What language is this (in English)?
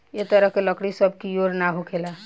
Bhojpuri